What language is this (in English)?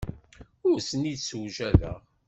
Kabyle